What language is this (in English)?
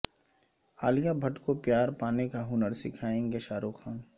Urdu